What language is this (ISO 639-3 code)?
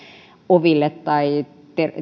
fin